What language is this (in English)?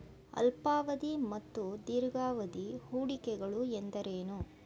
Kannada